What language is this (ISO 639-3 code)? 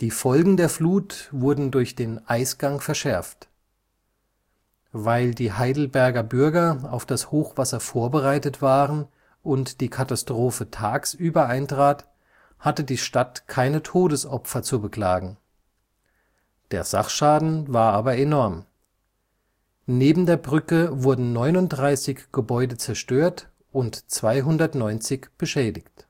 deu